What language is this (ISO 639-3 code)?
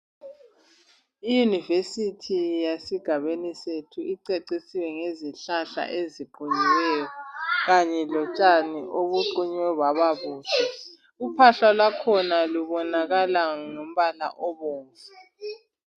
nde